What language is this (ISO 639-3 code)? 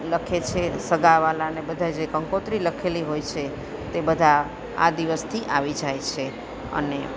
guj